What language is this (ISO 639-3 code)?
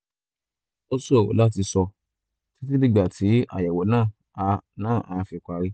yor